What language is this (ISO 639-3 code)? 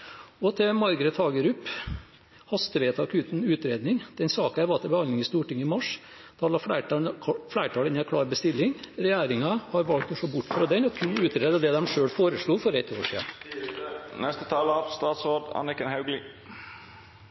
nor